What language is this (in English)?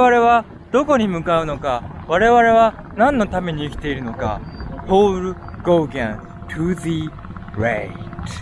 Japanese